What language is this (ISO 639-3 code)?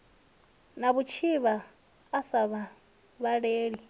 ven